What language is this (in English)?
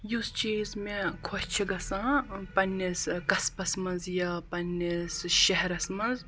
Kashmiri